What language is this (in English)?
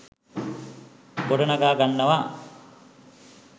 Sinhala